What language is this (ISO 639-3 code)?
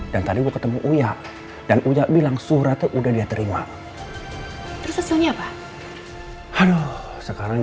ind